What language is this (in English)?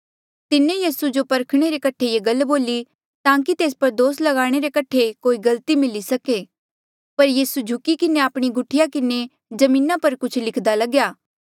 Mandeali